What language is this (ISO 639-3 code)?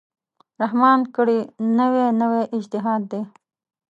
pus